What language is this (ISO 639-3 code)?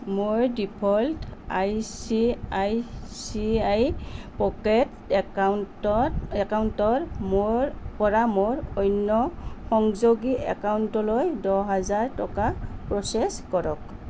asm